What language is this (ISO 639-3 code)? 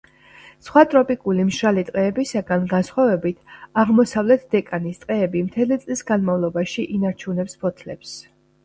kat